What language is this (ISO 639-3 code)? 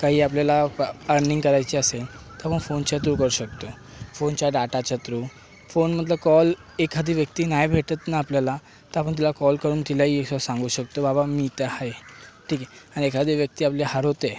mar